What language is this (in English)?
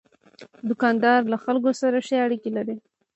Pashto